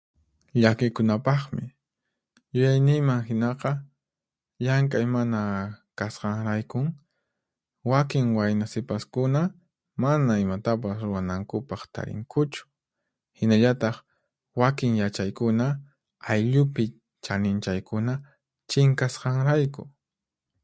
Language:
Puno Quechua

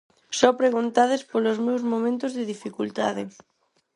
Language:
Galician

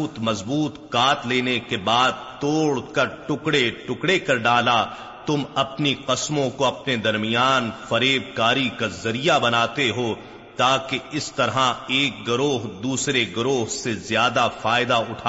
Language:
Urdu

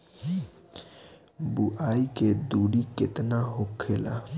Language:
Bhojpuri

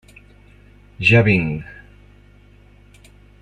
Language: Catalan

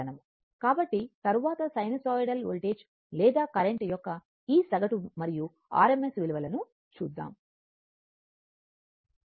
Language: Telugu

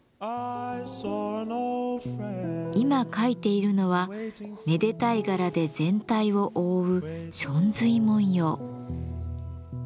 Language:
Japanese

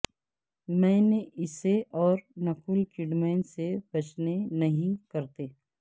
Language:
Urdu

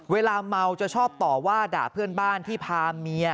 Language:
Thai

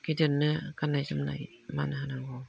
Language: Bodo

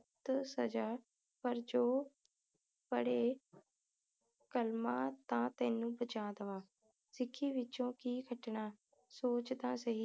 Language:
Punjabi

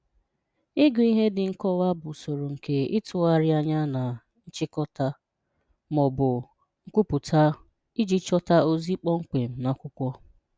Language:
Igbo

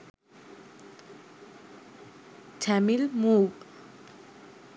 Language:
Sinhala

